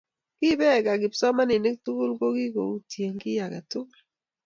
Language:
Kalenjin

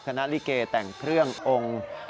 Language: Thai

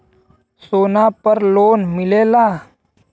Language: Bhojpuri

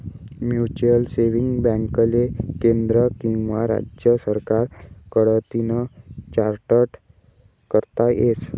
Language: Marathi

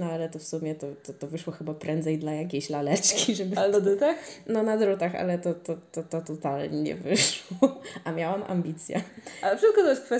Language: Polish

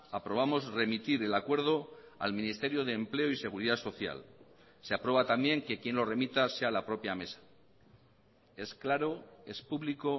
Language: Spanish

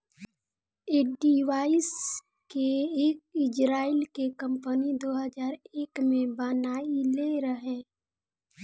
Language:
Bhojpuri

